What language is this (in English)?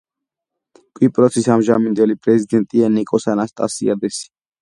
Georgian